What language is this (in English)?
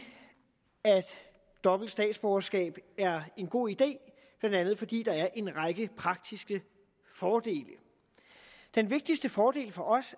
Danish